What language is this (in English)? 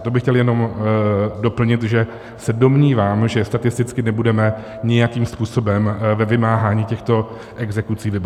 Czech